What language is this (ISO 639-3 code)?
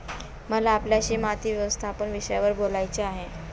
mar